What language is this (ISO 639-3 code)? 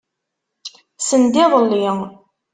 kab